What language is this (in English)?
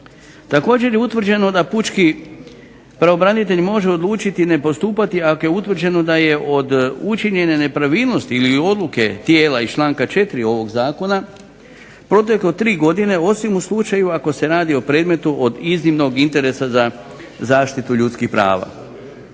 Croatian